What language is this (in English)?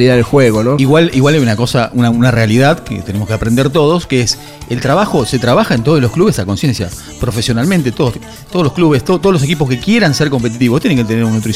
Spanish